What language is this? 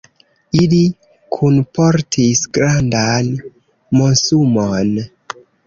Esperanto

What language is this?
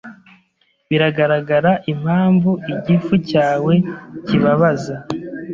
Kinyarwanda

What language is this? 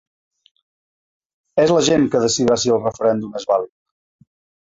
Catalan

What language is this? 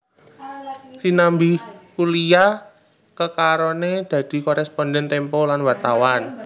Javanese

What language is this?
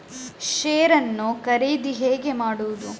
Kannada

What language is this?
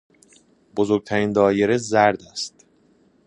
Persian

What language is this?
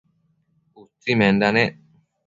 Matsés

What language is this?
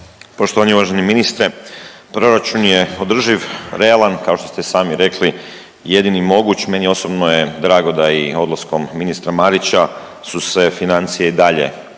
Croatian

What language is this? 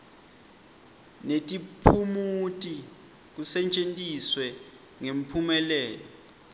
Swati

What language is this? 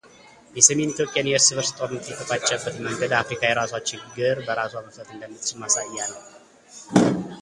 Amharic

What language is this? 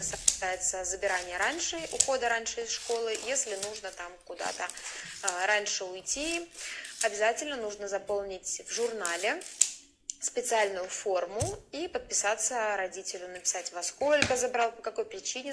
Russian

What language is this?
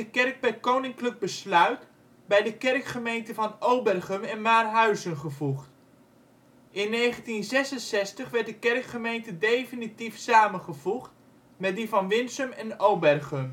Dutch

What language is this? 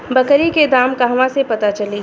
Bhojpuri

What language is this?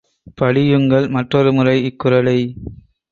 Tamil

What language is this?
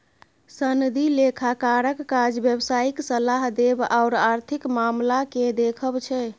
Maithili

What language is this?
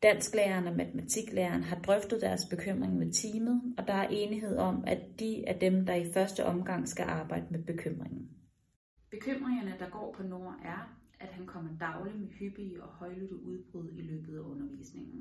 Danish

